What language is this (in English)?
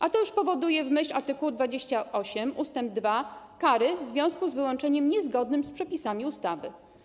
Polish